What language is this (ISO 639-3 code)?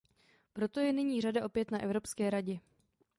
ces